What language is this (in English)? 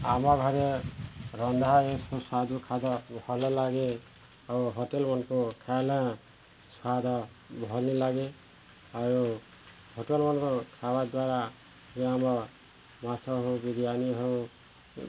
Odia